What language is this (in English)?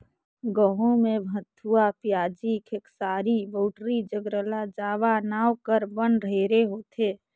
Chhattisgarhi